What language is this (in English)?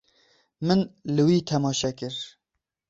Kurdish